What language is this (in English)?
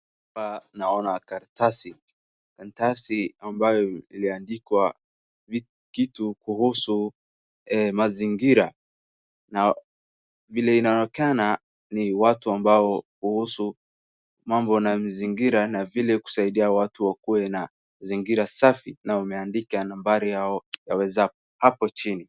Swahili